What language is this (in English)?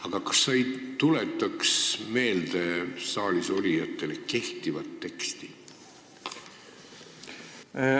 Estonian